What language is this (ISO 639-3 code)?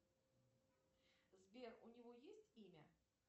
rus